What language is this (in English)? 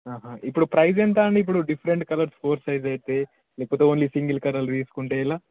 Telugu